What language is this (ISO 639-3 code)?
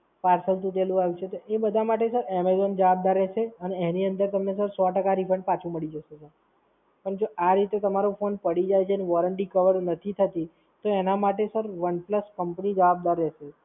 guj